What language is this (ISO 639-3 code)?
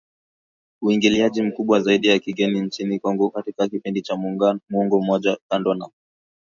swa